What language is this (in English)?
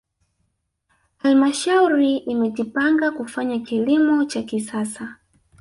Swahili